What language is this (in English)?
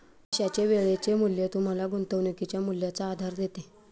Marathi